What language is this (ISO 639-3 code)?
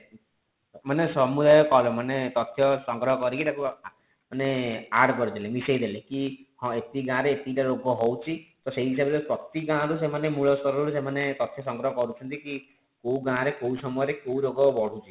ori